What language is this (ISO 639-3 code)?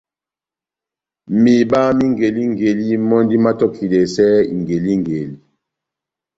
bnm